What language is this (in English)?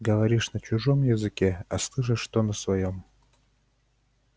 Russian